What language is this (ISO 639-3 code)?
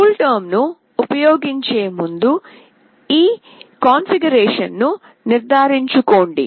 tel